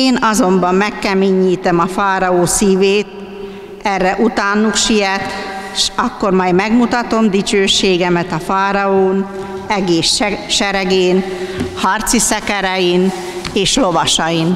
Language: Hungarian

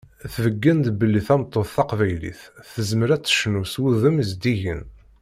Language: Kabyle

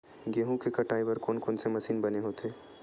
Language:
Chhattisgarhi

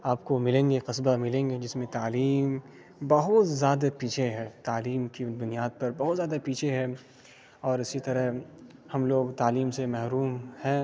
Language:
Urdu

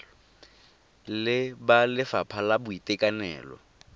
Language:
Tswana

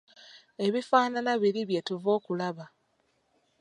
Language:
Ganda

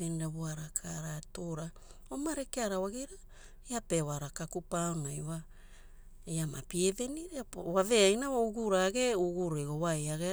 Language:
Hula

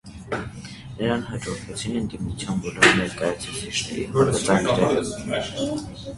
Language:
Armenian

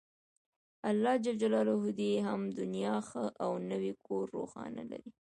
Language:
Pashto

